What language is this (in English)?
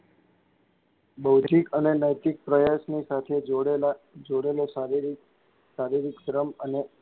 Gujarati